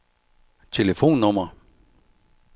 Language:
Danish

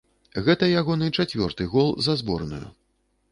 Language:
Belarusian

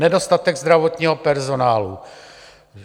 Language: Czech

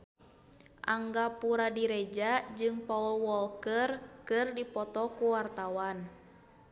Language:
Sundanese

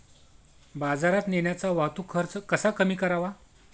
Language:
Marathi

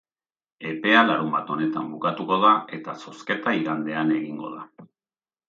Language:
Basque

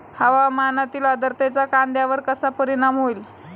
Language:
Marathi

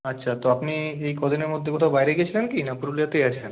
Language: Bangla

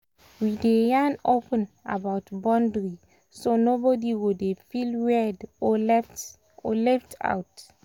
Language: Nigerian Pidgin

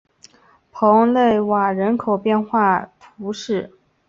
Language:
Chinese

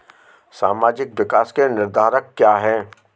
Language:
Hindi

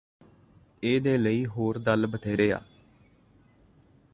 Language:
Punjabi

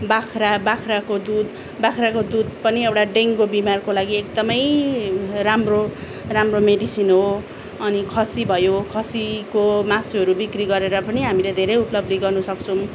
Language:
Nepali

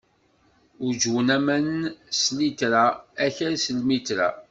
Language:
Kabyle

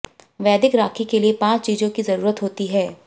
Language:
Hindi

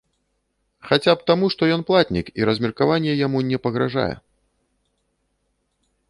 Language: Belarusian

